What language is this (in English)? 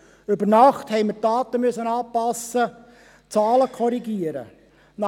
Swiss German